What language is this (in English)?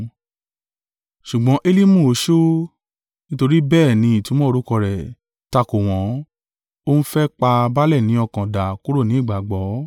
Yoruba